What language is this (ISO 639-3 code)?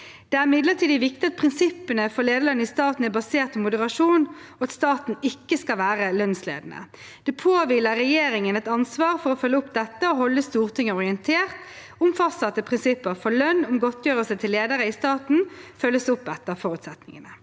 nor